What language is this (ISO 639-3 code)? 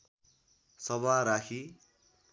nep